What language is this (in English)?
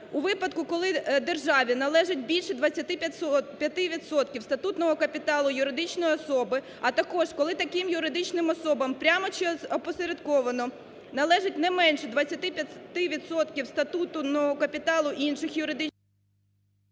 Ukrainian